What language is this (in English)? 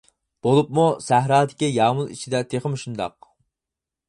Uyghur